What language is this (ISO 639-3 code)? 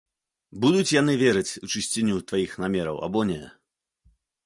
bel